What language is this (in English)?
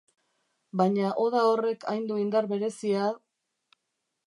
Basque